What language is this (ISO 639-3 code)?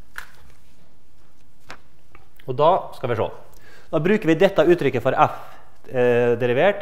nor